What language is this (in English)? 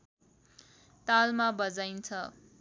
Nepali